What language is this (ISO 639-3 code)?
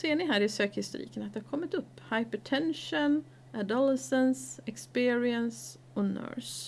swe